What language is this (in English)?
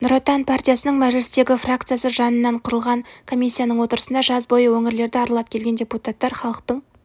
Kazakh